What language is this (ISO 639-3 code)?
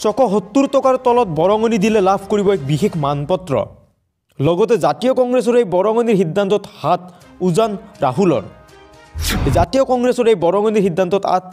ron